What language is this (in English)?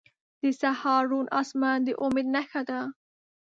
Pashto